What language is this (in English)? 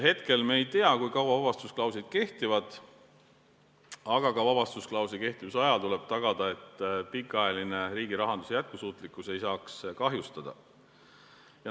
Estonian